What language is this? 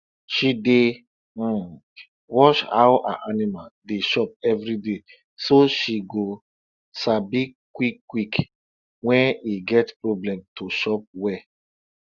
Nigerian Pidgin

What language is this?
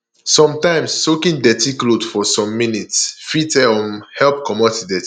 Nigerian Pidgin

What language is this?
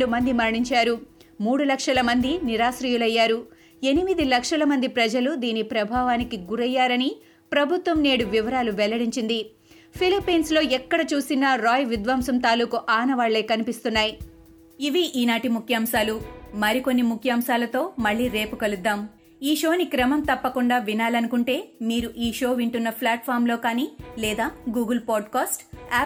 Telugu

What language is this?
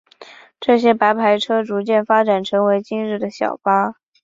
Chinese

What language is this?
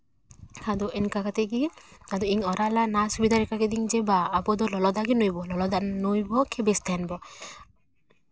Santali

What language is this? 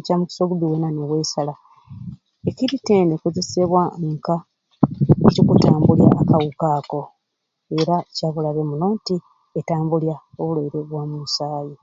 Ruuli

